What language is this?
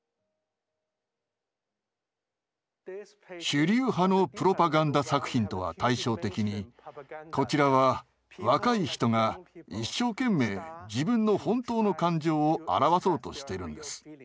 Japanese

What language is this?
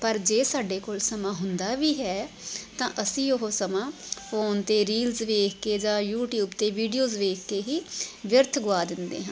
Punjabi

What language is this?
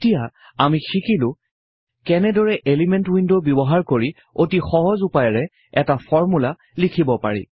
Assamese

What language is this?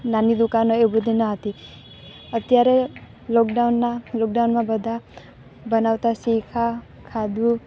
Gujarati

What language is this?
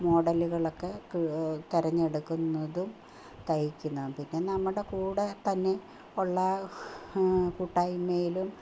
Malayalam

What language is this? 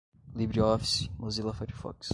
Portuguese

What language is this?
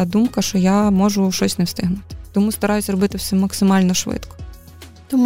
Ukrainian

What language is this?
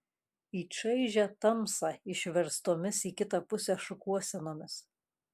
Lithuanian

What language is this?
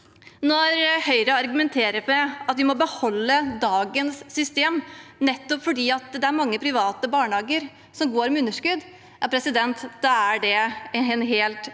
Norwegian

